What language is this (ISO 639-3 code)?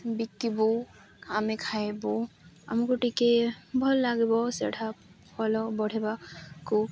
ori